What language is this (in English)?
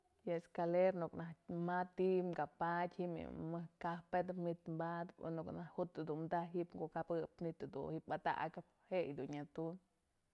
Mazatlán Mixe